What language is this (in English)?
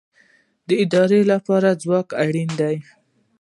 Pashto